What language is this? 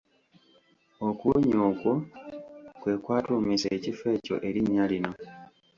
Ganda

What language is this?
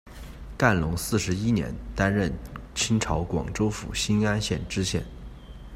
Chinese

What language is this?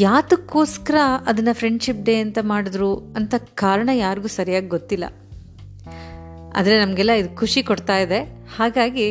Kannada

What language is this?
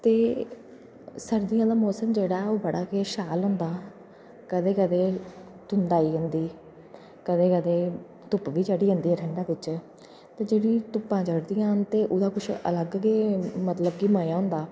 Dogri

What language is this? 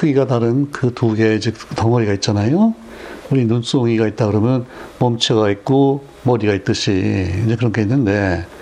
Korean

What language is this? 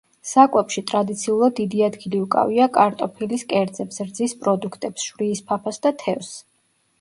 Georgian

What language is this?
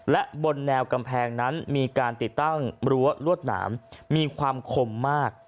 Thai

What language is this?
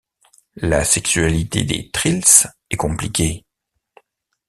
French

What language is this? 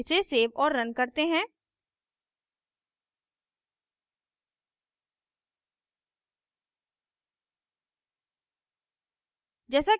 Hindi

